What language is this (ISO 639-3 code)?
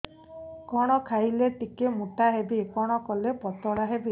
ori